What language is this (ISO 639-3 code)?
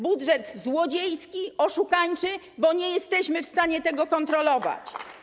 pol